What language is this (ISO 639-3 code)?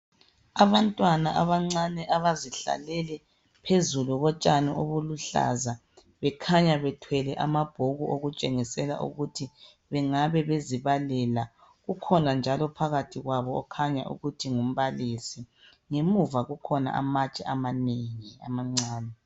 nde